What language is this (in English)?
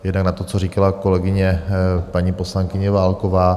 Czech